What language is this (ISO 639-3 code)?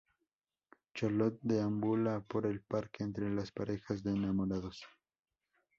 spa